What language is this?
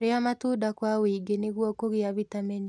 Kikuyu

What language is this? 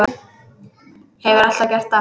Icelandic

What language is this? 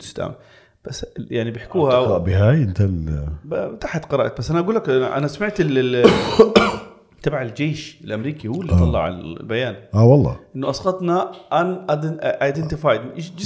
Arabic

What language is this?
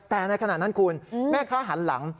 Thai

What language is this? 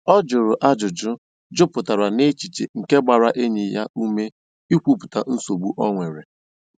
Igbo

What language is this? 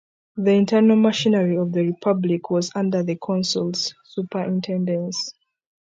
English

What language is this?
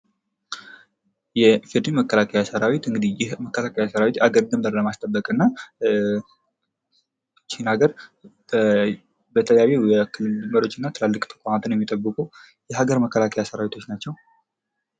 Amharic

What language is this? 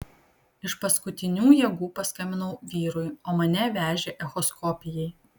Lithuanian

